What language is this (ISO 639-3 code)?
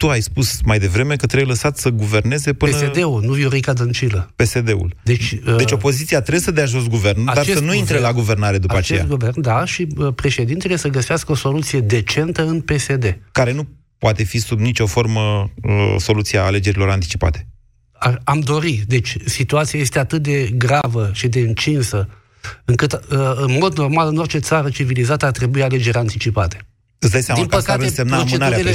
ron